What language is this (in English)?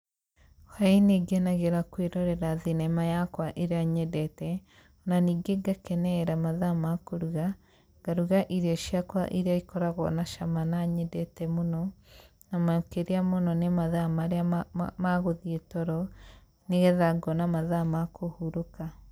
Kikuyu